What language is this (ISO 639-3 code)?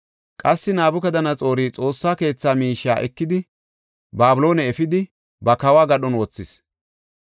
gof